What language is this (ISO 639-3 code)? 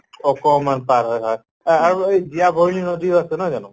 asm